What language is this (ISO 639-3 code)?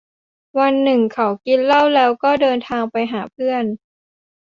tha